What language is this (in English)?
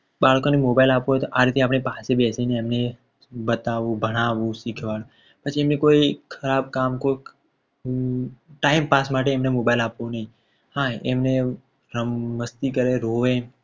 Gujarati